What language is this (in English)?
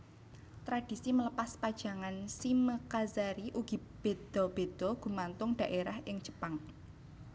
Javanese